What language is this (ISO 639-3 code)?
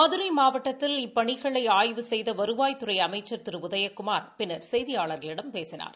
tam